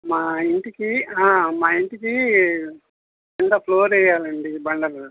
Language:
Telugu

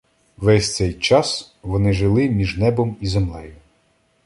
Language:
Ukrainian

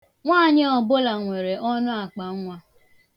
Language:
Igbo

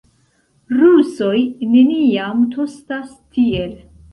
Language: Esperanto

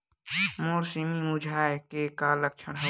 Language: Chhattisgarhi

